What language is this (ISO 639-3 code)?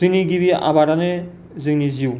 brx